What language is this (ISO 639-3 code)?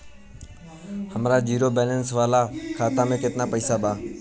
bho